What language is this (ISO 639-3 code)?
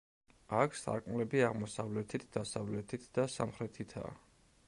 kat